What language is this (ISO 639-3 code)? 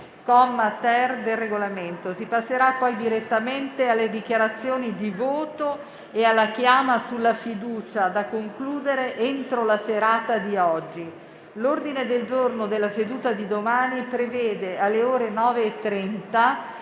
ita